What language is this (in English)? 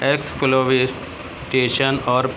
Urdu